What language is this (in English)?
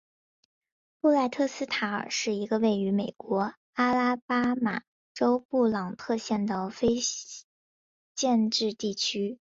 Chinese